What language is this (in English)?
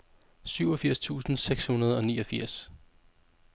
Danish